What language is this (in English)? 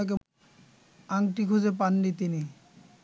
Bangla